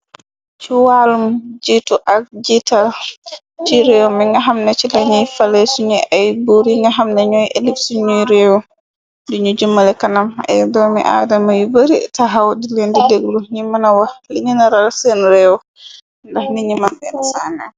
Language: Wolof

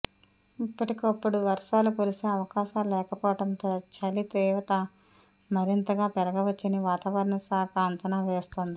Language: Telugu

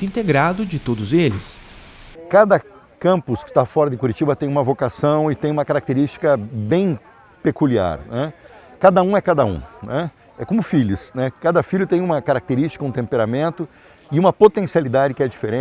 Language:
Portuguese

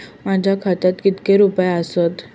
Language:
Marathi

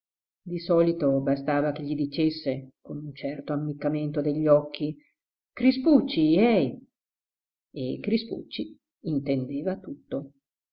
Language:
Italian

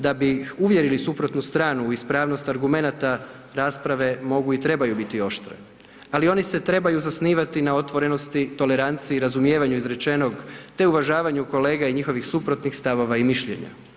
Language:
Croatian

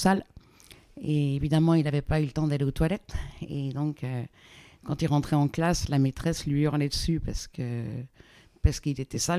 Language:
French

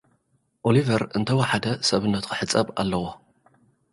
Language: Tigrinya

